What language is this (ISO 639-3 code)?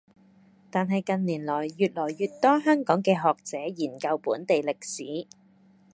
yue